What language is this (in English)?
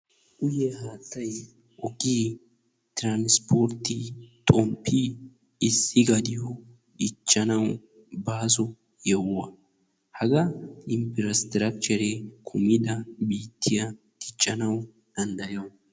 Wolaytta